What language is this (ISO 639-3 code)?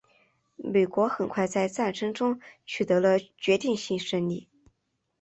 zho